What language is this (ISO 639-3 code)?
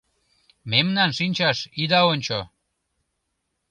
chm